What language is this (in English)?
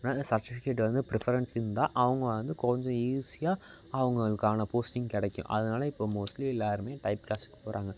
Tamil